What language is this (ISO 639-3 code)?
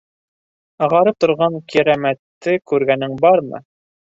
bak